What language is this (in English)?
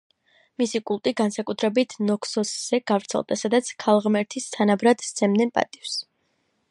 Georgian